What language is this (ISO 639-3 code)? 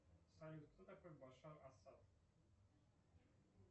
rus